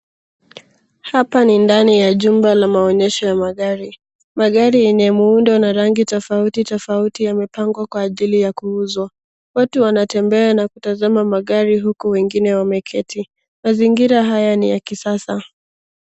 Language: Swahili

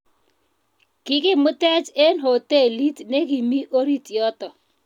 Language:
Kalenjin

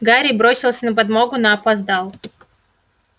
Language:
Russian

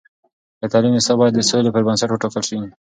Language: Pashto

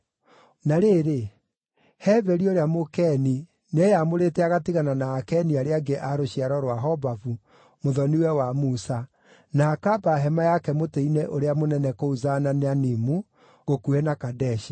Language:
Kikuyu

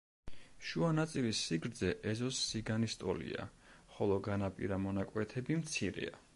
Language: Georgian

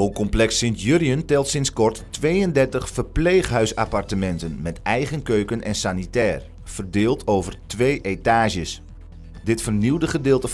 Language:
Dutch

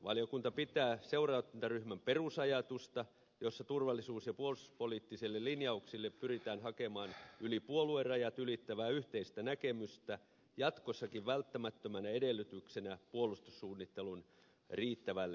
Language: Finnish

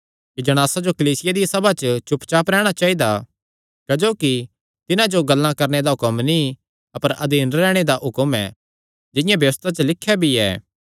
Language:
Kangri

